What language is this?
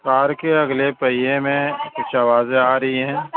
Urdu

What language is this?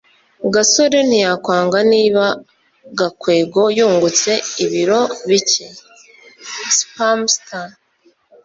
Kinyarwanda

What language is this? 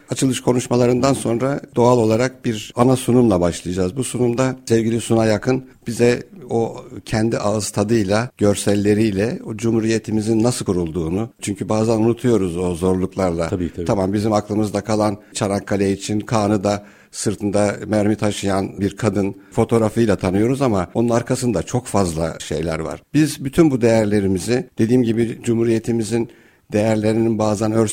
Turkish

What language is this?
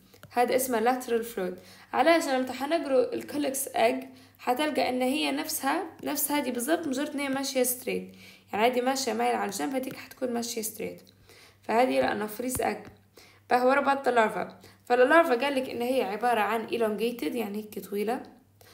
Arabic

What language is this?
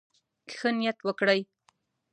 Pashto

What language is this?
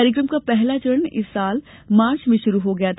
Hindi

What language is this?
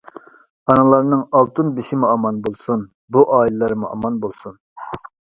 Uyghur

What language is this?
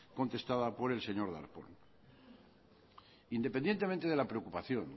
Spanish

